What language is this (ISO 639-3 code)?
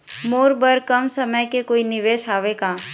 hne